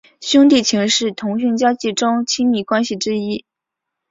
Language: Chinese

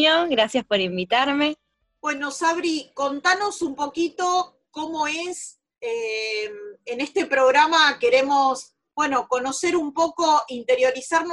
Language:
Spanish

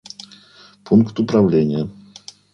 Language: Russian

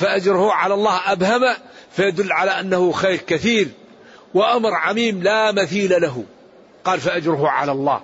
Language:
Arabic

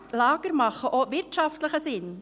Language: Swiss German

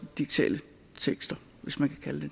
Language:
Danish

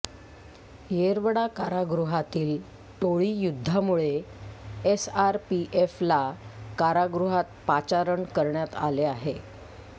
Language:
Marathi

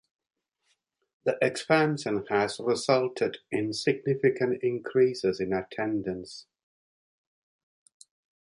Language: English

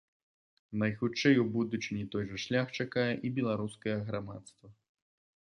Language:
Belarusian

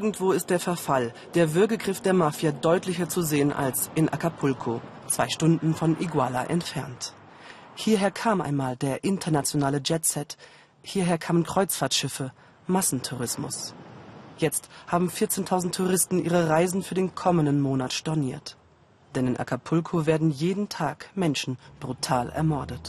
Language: German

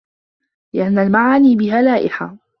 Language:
Arabic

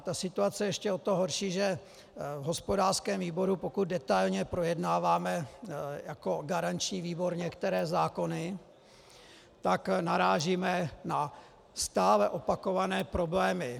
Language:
Czech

